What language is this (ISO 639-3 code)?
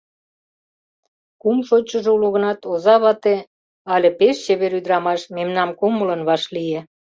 chm